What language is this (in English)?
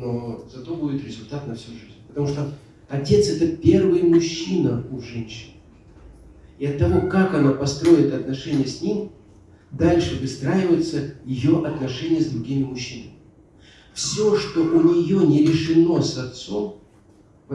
Russian